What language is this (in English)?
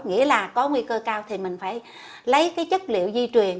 Vietnamese